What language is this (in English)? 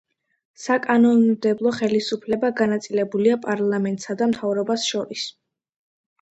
Georgian